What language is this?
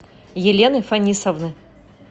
Russian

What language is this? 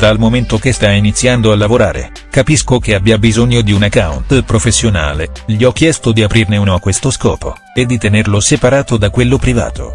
Italian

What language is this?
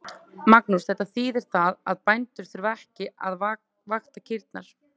Icelandic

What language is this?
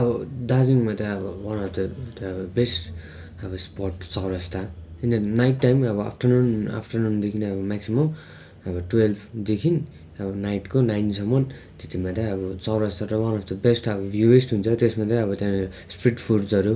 Nepali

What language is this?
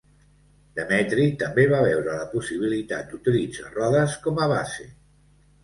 Catalan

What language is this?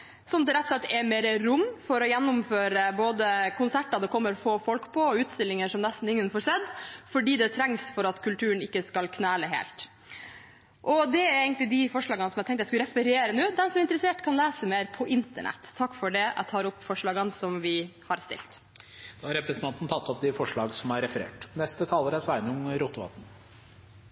Norwegian Bokmål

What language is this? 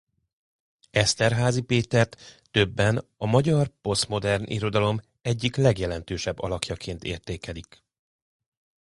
Hungarian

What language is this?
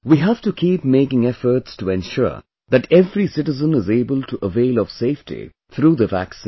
English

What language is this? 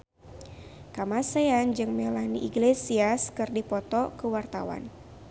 Sundanese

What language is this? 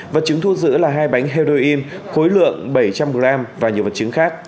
Vietnamese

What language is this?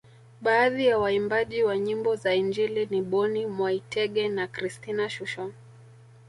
Swahili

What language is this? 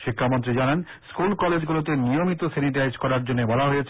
Bangla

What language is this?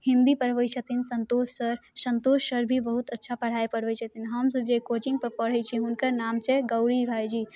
Maithili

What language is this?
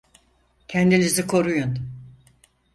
Turkish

